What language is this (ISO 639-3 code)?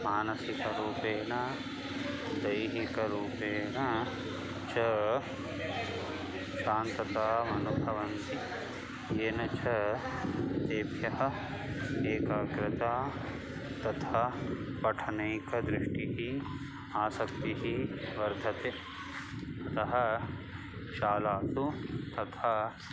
san